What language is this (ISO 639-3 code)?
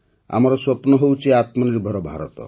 ori